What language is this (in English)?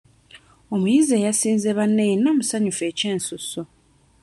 Ganda